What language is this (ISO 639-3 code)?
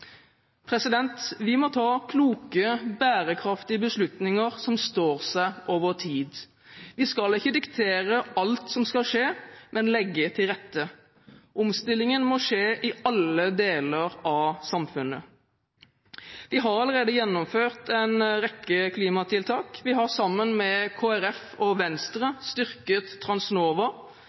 nob